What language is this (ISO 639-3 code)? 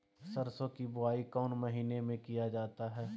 mag